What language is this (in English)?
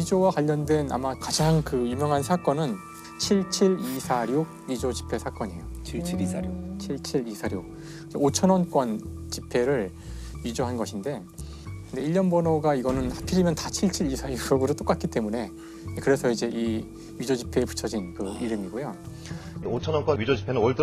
Korean